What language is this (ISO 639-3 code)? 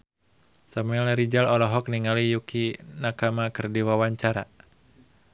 sun